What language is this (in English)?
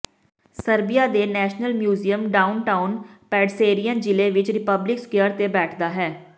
Punjabi